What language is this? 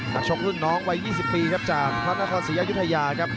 Thai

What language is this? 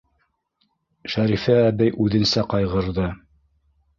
Bashkir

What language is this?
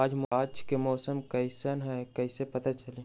Magahi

